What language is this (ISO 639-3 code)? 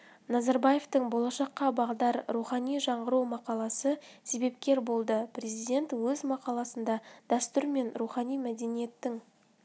kaz